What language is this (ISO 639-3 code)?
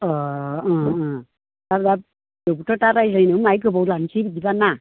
brx